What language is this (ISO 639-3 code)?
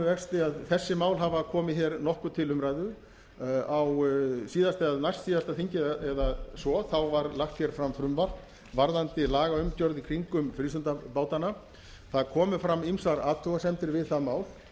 isl